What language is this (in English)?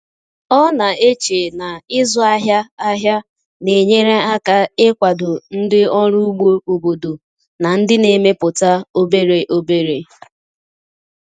Igbo